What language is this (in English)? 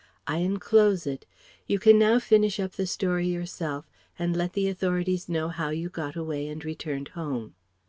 English